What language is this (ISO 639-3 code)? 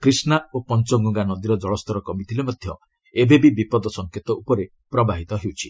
ori